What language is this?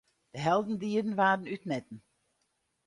Western Frisian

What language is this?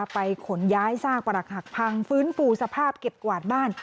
Thai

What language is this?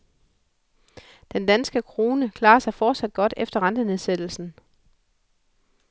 Danish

